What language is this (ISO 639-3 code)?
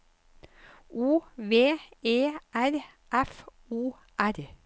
nor